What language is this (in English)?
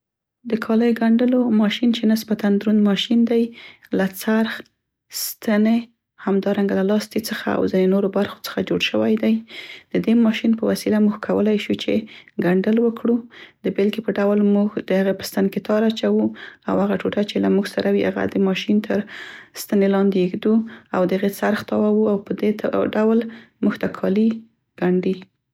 Central Pashto